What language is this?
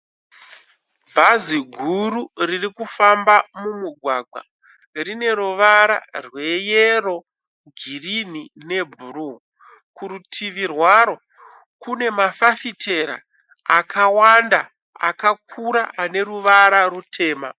Shona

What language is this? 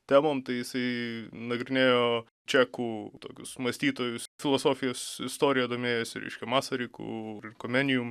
Lithuanian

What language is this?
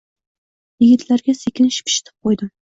Uzbek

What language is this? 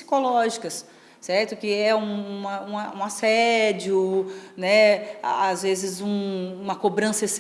Portuguese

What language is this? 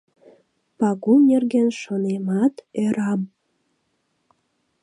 Mari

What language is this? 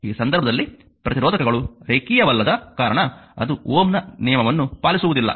Kannada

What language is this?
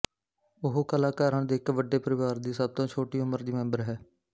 Punjabi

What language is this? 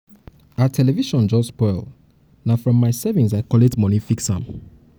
Nigerian Pidgin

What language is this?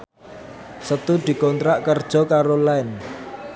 Javanese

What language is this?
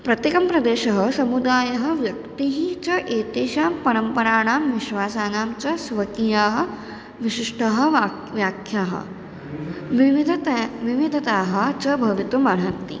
Sanskrit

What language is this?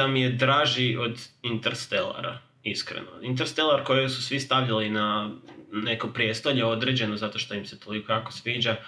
Croatian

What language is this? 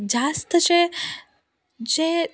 Konkani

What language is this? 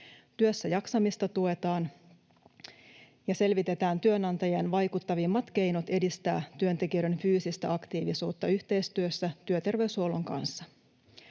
Finnish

